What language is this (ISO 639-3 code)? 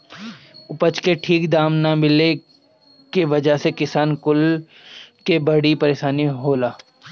bho